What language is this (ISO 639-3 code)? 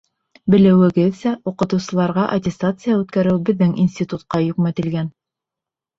bak